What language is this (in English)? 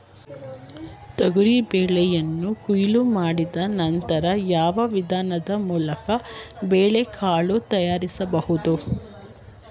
Kannada